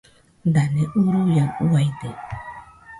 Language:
Nüpode Huitoto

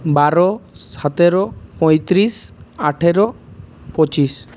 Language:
Bangla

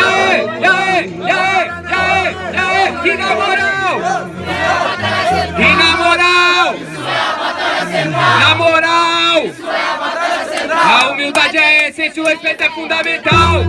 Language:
Portuguese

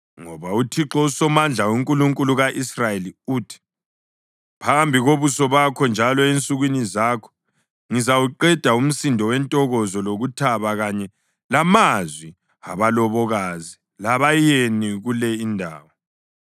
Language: North Ndebele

